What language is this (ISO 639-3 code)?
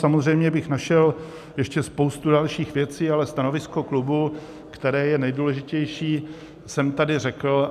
ces